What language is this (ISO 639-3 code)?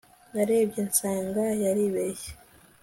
kin